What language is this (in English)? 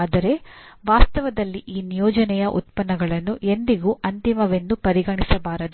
Kannada